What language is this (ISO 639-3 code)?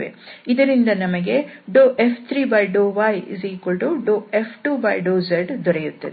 kan